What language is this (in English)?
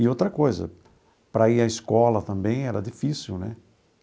Portuguese